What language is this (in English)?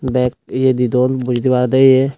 Chakma